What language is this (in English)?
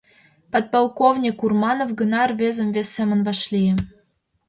Mari